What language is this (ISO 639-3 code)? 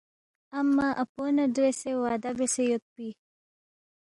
bft